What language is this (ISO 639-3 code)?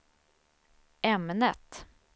swe